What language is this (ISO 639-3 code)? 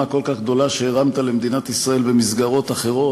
heb